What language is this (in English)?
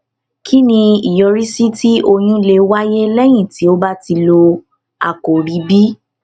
Yoruba